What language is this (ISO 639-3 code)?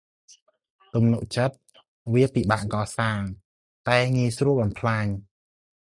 khm